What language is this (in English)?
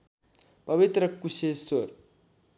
Nepali